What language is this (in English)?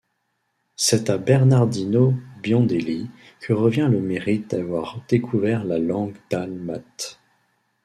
French